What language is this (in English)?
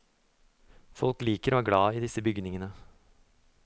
Norwegian